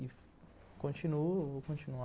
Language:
Portuguese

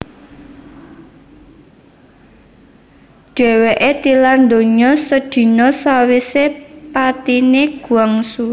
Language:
Javanese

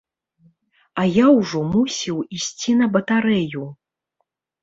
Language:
Belarusian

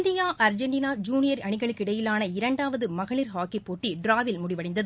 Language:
Tamil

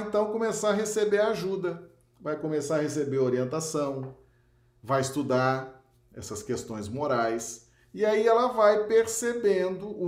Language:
Portuguese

